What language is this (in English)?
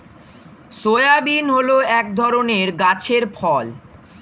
Bangla